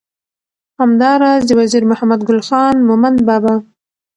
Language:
Pashto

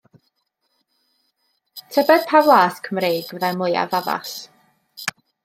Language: Welsh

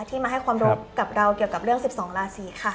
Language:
Thai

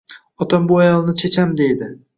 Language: Uzbek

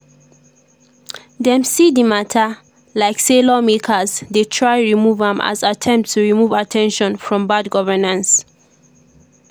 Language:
Nigerian Pidgin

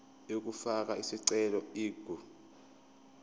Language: Zulu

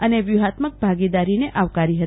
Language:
Gujarati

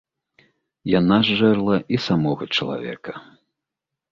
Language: Belarusian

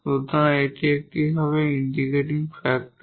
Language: Bangla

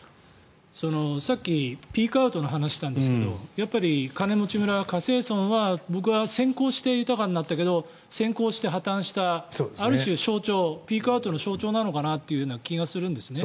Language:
Japanese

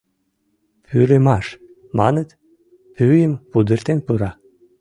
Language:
Mari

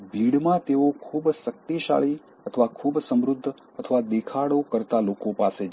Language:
Gujarati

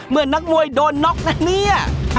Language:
Thai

